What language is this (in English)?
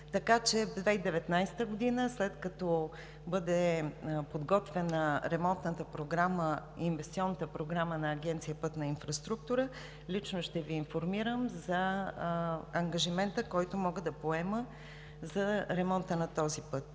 Bulgarian